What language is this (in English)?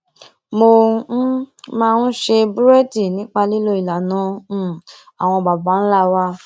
Yoruba